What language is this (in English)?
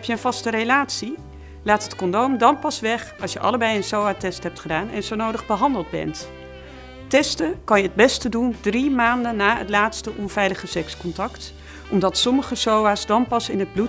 Dutch